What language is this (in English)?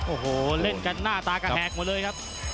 Thai